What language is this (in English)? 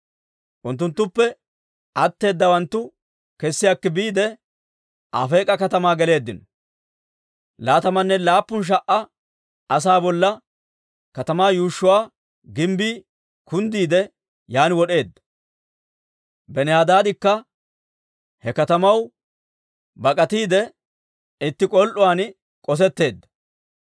Dawro